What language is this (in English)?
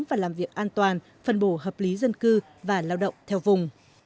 Vietnamese